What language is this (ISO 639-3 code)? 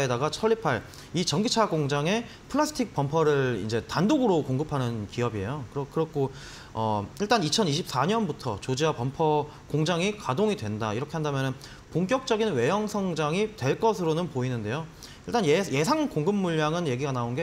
kor